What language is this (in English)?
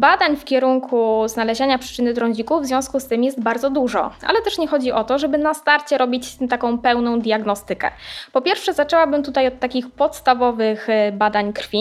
Polish